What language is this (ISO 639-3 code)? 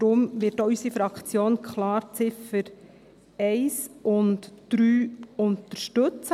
gsw